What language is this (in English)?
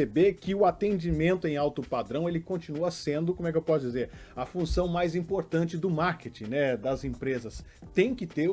Portuguese